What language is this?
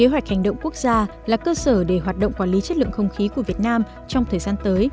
Vietnamese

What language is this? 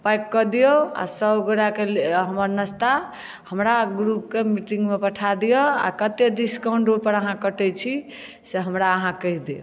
Maithili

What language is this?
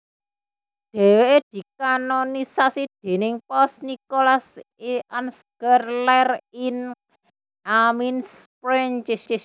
Javanese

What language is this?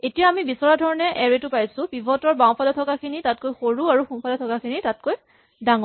Assamese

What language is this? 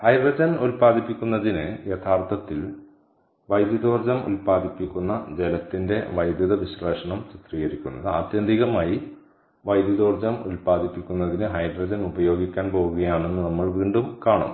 Malayalam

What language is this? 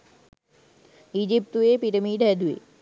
Sinhala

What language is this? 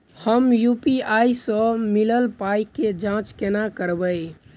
Maithili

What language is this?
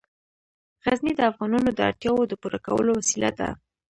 Pashto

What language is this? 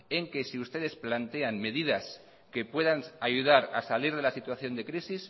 Spanish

